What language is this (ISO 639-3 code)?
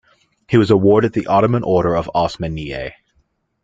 eng